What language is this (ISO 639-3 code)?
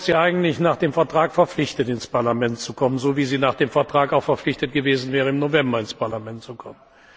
deu